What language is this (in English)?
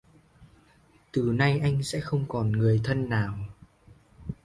Vietnamese